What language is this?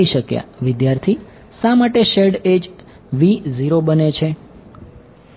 Gujarati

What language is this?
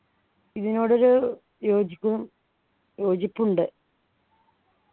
Malayalam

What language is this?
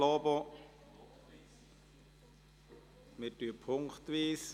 Swiss German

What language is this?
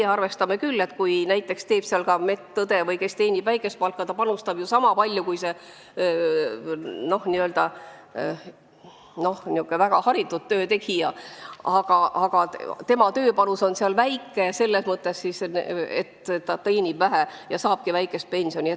Estonian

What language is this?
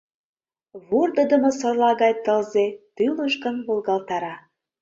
Mari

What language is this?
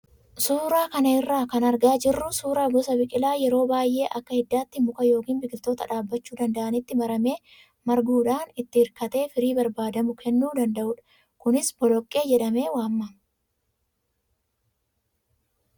Oromo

